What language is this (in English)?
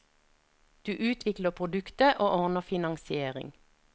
Norwegian